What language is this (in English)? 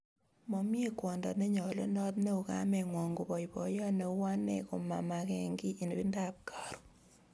Kalenjin